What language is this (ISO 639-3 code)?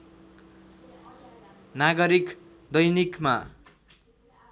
nep